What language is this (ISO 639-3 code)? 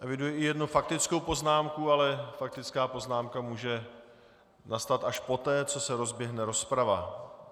ces